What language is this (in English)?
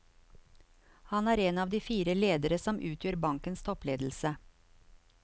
Norwegian